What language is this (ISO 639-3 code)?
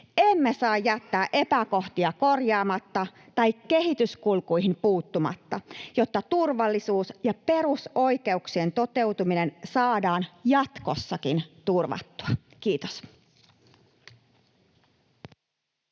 fin